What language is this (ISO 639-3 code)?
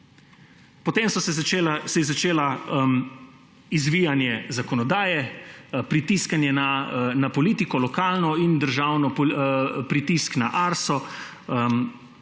slv